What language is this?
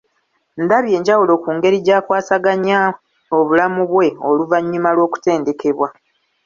Ganda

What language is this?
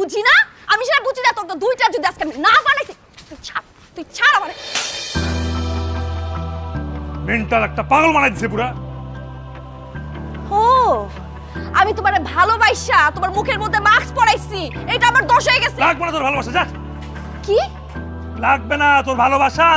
Bangla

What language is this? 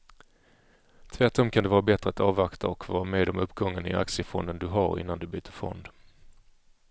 Swedish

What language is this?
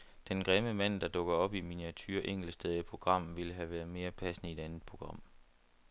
Danish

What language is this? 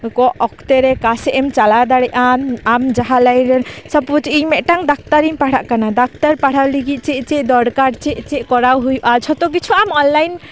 Santali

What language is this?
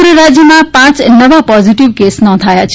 Gujarati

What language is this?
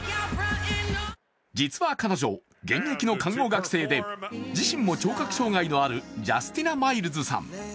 Japanese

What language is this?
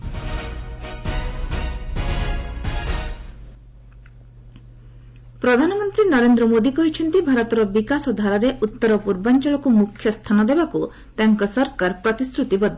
Odia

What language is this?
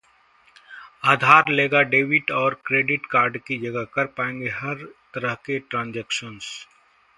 Hindi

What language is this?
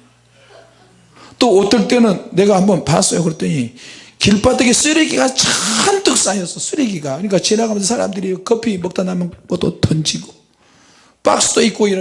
Korean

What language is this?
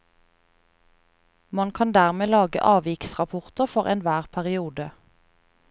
Norwegian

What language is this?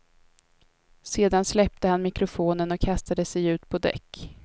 Swedish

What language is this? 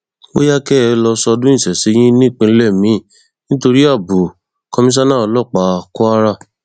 Yoruba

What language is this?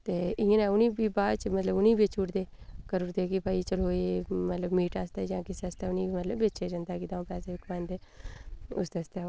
Dogri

